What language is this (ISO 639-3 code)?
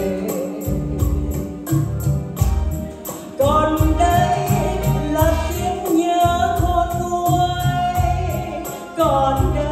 tha